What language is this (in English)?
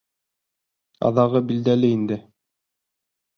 Bashkir